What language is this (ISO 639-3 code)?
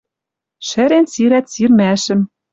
mrj